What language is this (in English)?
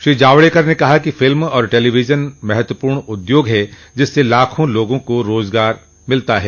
Hindi